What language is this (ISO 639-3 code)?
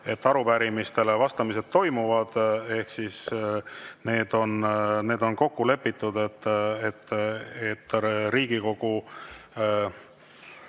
est